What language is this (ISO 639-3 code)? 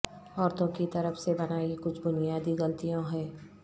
urd